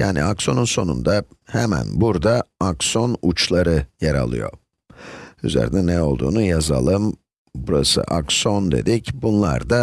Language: Turkish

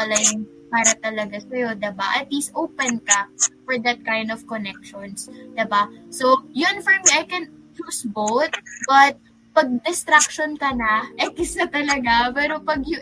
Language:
Filipino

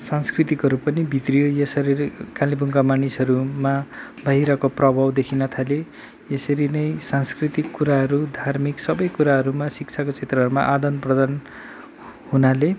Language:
Nepali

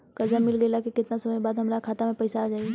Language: Bhojpuri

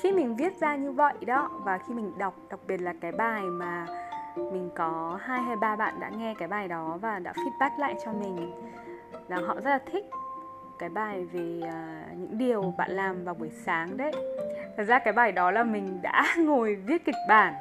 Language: Vietnamese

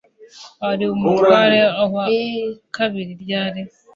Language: Kinyarwanda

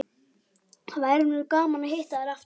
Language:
Icelandic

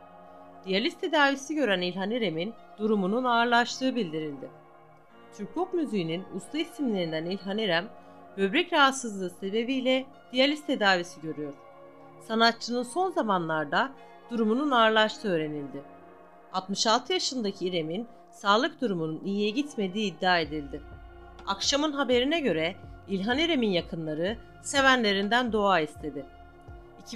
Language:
Turkish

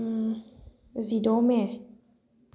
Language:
Bodo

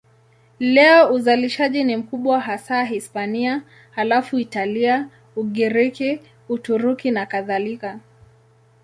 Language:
Swahili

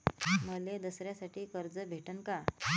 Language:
Marathi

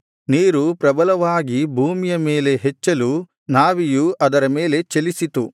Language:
Kannada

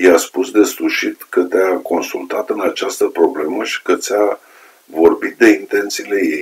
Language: Romanian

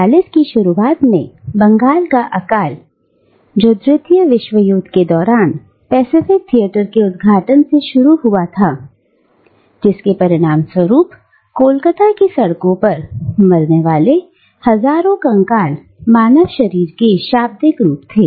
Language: Hindi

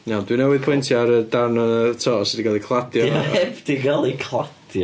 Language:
Welsh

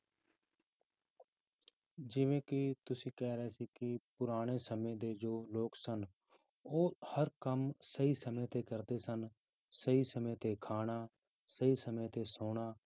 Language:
Punjabi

